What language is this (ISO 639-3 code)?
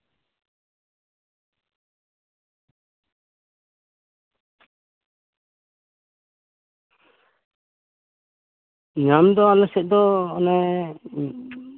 sat